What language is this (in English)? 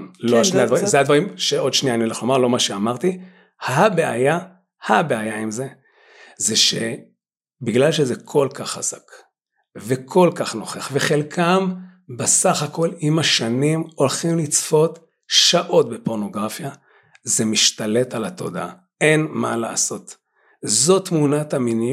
Hebrew